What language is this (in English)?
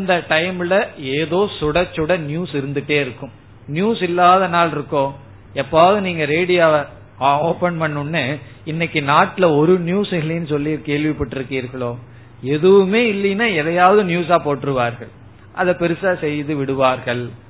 Tamil